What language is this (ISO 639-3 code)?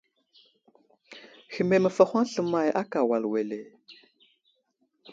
udl